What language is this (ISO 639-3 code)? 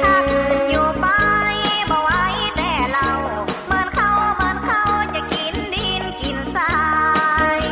tha